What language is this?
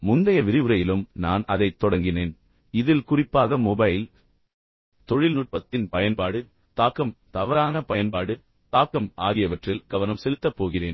Tamil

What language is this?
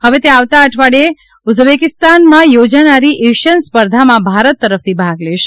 Gujarati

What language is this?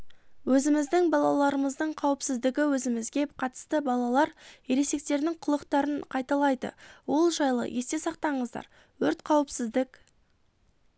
Kazakh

